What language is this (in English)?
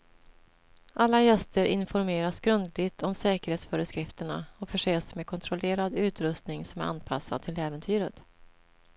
Swedish